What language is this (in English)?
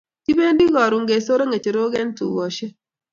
Kalenjin